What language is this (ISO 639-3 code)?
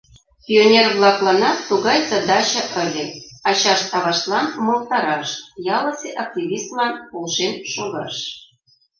chm